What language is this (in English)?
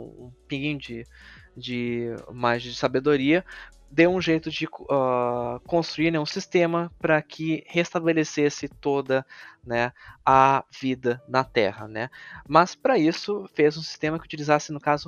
Portuguese